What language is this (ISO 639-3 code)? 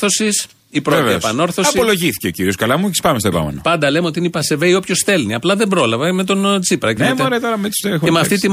ell